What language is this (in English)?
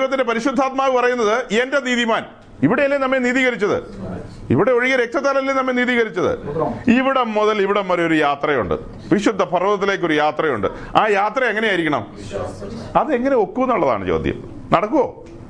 Malayalam